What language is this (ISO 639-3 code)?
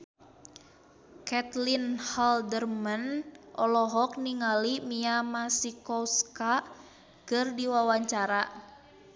sun